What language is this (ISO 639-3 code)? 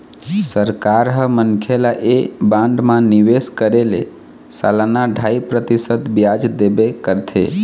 hne